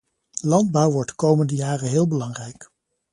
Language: Dutch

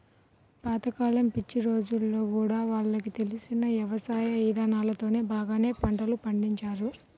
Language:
Telugu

